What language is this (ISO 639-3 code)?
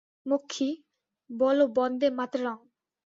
ben